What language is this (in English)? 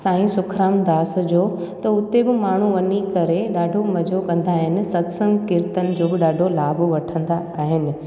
Sindhi